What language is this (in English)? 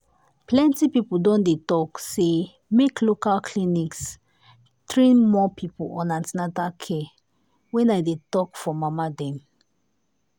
Nigerian Pidgin